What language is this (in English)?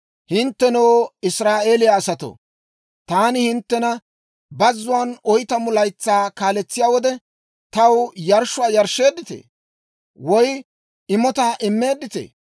Dawro